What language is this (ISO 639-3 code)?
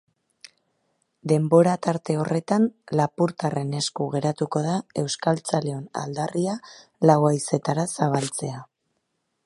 eus